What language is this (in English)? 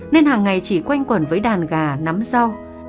Vietnamese